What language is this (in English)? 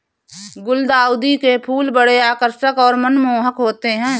Hindi